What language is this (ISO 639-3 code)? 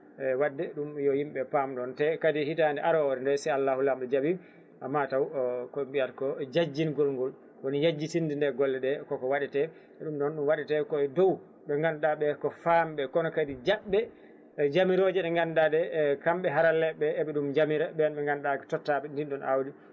ful